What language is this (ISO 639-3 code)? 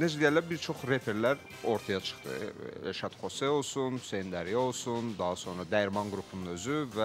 tur